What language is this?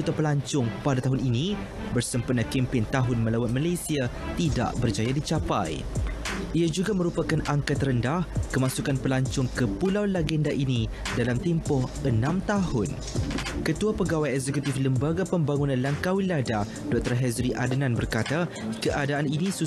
Malay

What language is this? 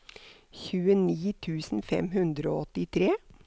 Norwegian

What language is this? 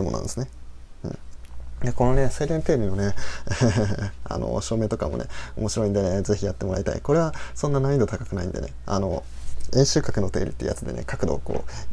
Japanese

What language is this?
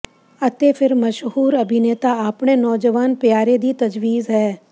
Punjabi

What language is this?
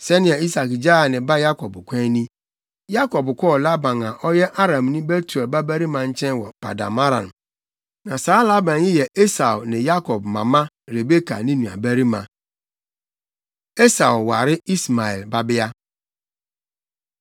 Akan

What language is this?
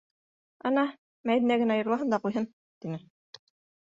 Bashkir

